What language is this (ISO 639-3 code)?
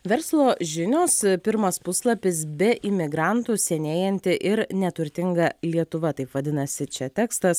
lit